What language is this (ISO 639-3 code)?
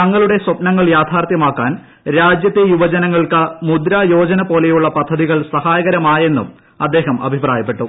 mal